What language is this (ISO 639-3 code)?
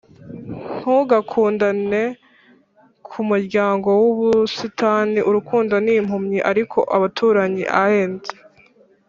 kin